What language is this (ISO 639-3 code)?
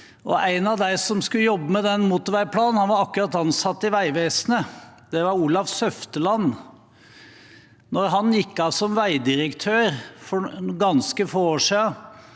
nor